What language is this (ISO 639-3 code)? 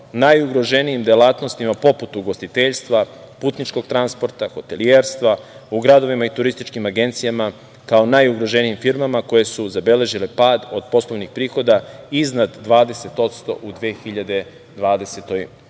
srp